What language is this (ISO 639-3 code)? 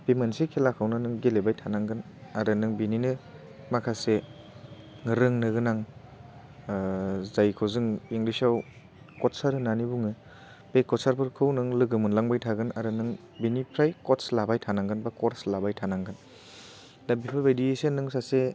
brx